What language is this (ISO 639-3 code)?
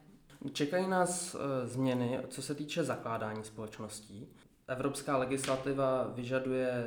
ces